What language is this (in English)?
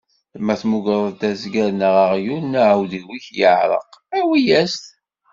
Kabyle